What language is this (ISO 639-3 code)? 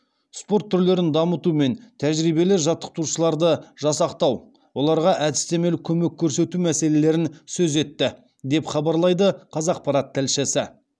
kaz